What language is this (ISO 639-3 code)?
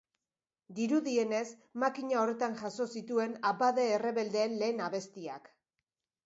eus